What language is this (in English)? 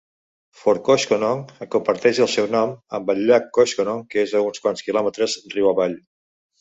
Catalan